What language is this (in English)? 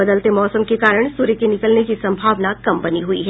Hindi